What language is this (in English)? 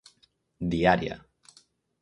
Galician